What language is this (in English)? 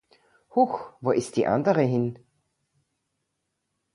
German